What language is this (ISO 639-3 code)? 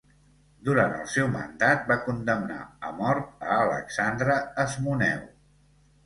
cat